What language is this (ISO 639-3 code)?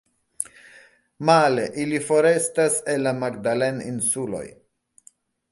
epo